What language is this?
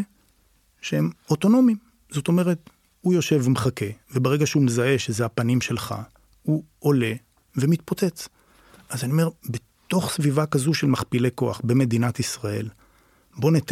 Hebrew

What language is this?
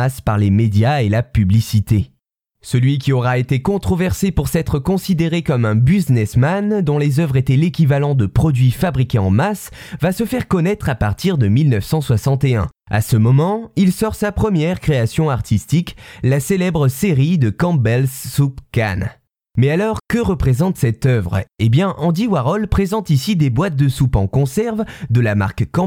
French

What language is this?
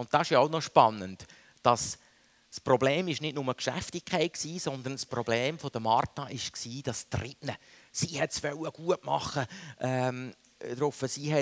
German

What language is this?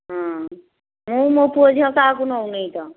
Odia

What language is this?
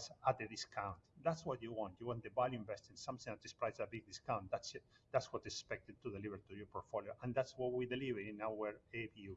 English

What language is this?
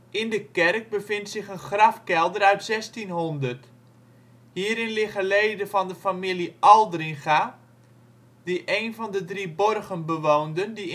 Dutch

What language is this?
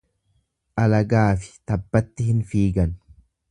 Oromo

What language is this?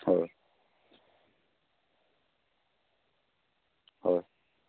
Assamese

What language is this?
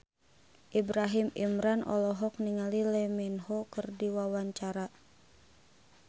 Sundanese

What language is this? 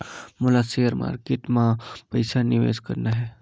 Chhattisgarhi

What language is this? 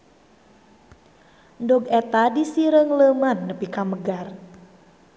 Sundanese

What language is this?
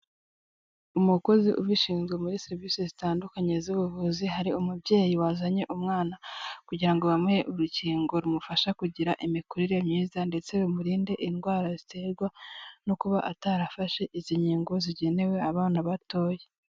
Kinyarwanda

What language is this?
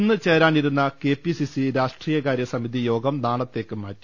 Malayalam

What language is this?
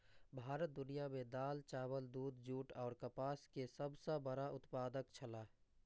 Maithili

